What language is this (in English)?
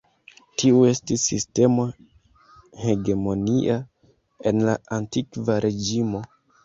Esperanto